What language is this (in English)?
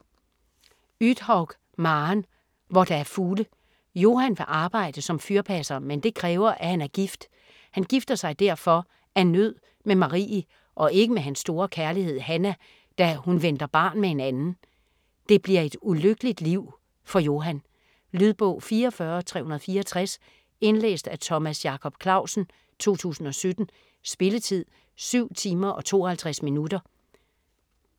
Danish